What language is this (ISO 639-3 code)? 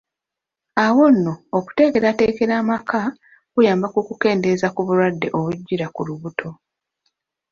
lug